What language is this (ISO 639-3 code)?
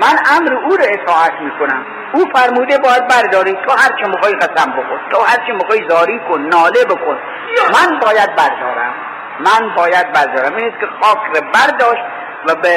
fas